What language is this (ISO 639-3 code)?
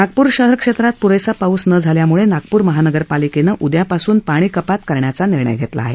mar